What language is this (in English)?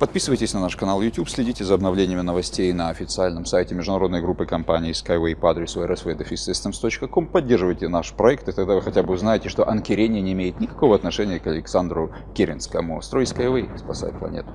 Russian